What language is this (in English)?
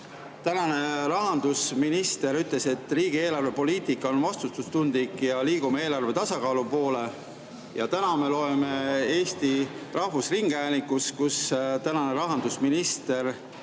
Estonian